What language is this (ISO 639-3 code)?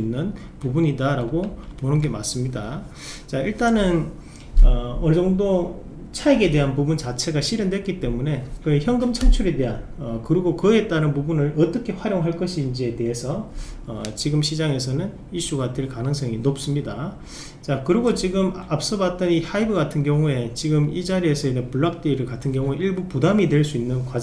kor